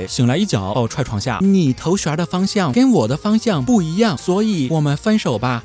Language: Chinese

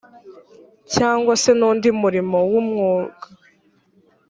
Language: Kinyarwanda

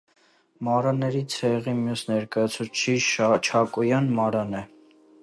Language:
Armenian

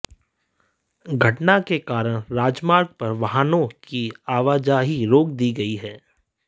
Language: Hindi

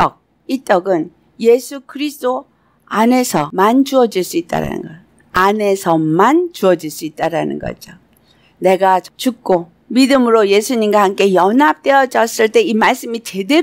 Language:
Korean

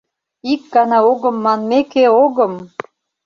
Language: Mari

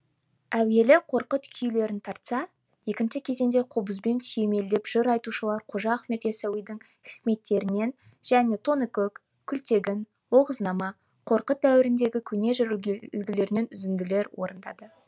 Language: Kazakh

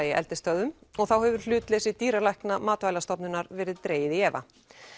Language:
Icelandic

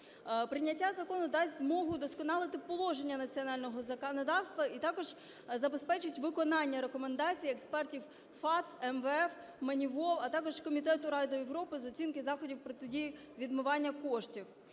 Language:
Ukrainian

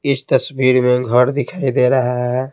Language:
Hindi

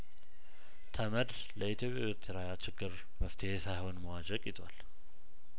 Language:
Amharic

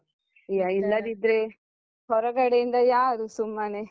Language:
Kannada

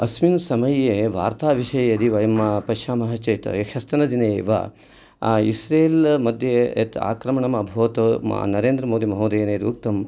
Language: Sanskrit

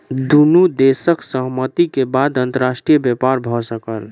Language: Maithili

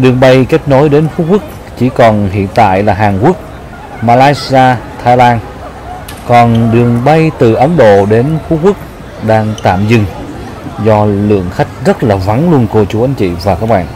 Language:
Vietnamese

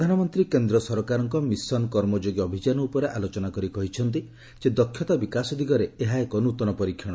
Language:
Odia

